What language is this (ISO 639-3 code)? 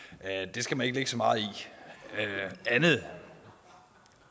dan